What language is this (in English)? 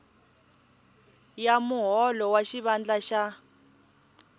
Tsonga